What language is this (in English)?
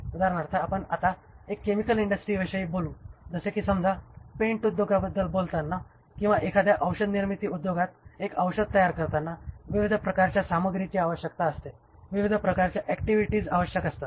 Marathi